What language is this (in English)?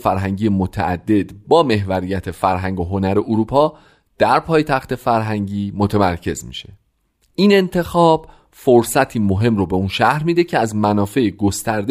Persian